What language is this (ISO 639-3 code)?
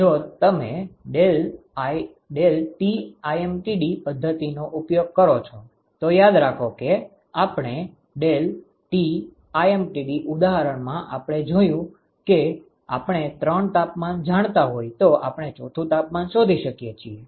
guj